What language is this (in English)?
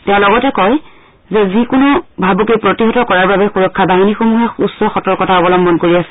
Assamese